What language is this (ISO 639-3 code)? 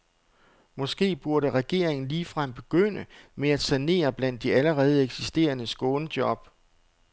dan